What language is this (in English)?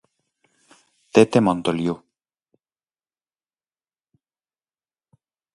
Galician